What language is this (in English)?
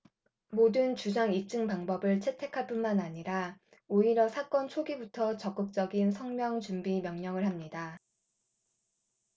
Korean